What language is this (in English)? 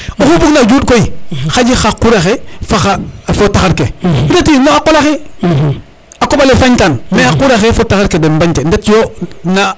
Serer